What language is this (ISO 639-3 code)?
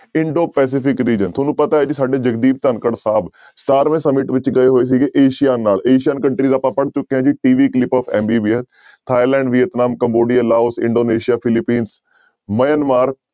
pan